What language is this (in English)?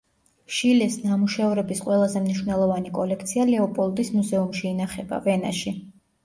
Georgian